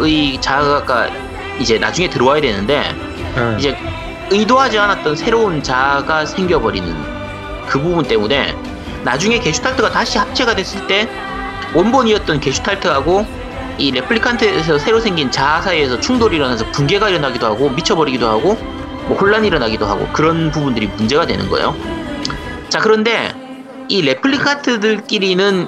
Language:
Korean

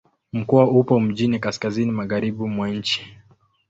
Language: Swahili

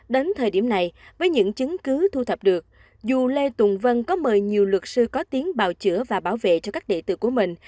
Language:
Vietnamese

